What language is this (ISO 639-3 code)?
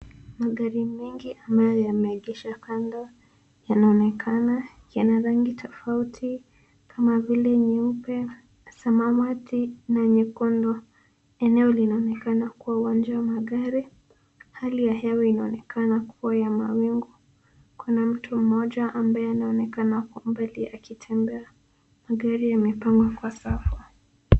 swa